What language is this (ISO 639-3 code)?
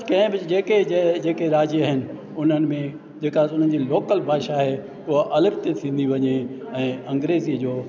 snd